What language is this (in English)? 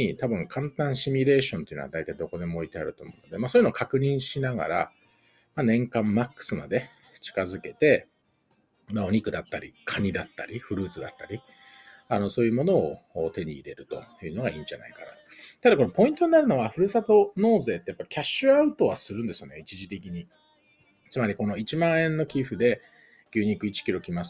Japanese